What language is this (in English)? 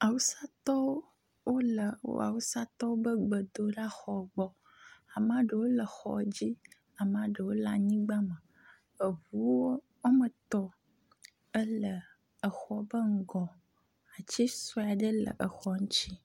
Ewe